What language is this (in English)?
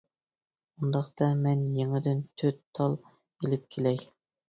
Uyghur